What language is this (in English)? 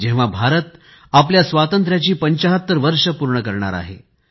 Marathi